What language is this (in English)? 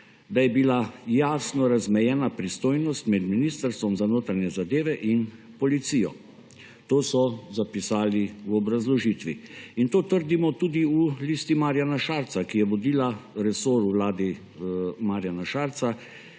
Slovenian